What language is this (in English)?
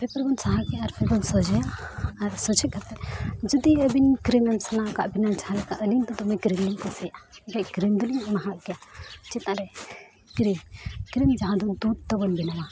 Santali